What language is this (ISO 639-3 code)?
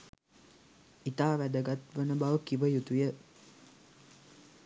sin